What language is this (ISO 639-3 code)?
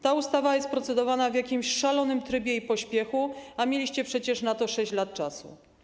pol